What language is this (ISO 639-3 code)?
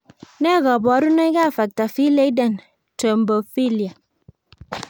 kln